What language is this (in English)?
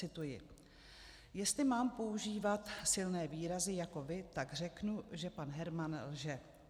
Czech